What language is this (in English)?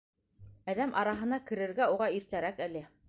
Bashkir